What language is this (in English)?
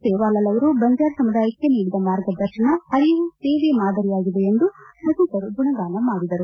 Kannada